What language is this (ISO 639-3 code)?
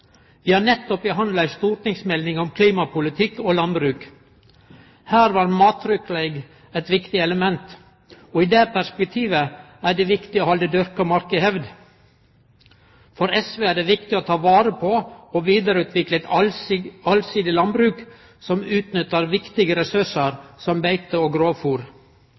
nno